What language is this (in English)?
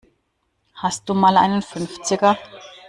German